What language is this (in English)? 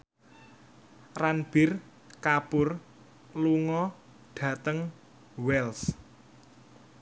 Javanese